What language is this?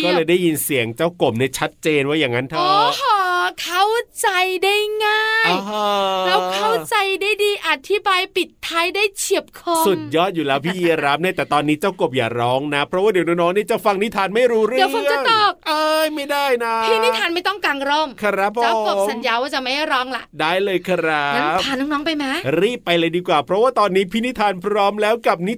Thai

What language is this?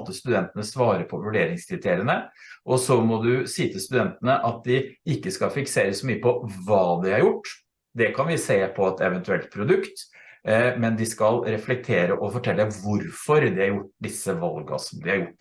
Norwegian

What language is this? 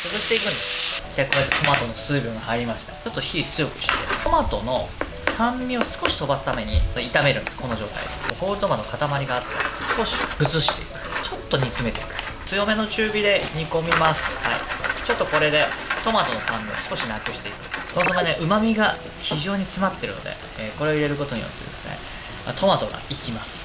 Japanese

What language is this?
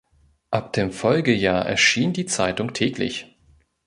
German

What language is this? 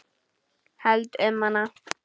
Icelandic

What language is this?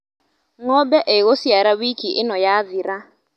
Kikuyu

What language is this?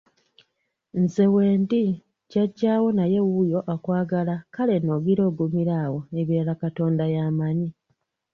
Ganda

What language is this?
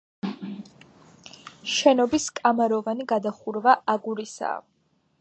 Georgian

